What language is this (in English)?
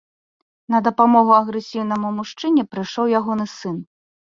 Belarusian